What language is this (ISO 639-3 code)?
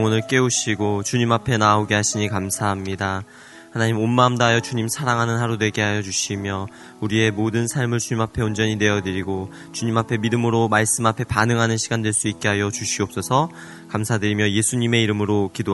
kor